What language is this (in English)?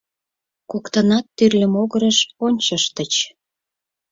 Mari